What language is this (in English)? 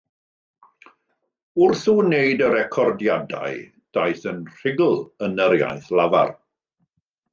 Welsh